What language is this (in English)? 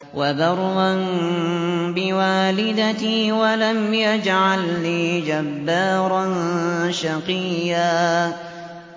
Arabic